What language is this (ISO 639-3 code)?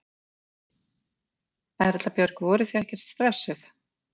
isl